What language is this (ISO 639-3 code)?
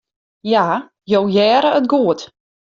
fry